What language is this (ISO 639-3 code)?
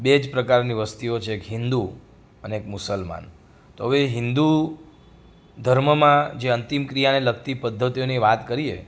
guj